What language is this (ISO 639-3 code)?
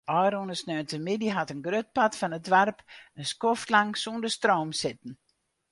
fry